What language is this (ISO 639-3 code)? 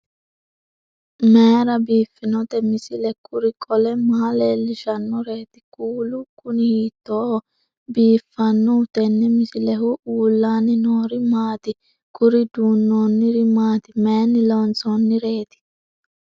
sid